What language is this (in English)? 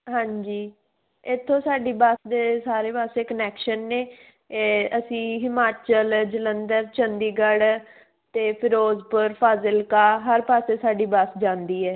Punjabi